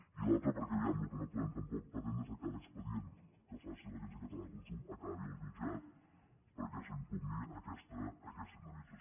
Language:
Catalan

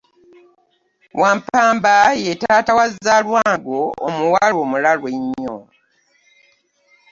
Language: Ganda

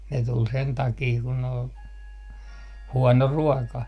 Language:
Finnish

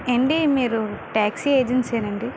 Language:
Telugu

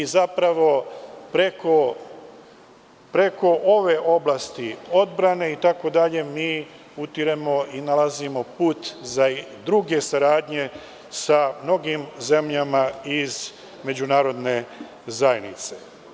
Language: Serbian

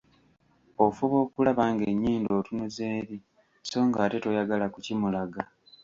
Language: Ganda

